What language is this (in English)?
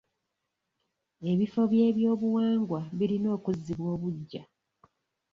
Ganda